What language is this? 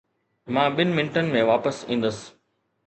Sindhi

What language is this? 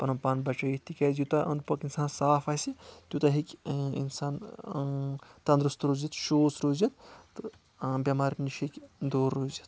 Kashmiri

